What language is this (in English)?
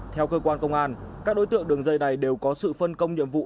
Vietnamese